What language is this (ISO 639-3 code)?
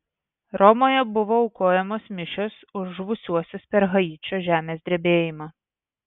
lit